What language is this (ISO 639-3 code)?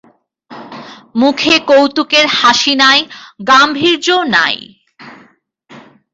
ben